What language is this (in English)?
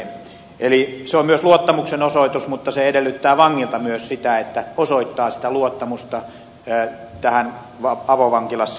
Finnish